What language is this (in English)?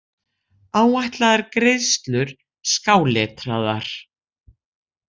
Icelandic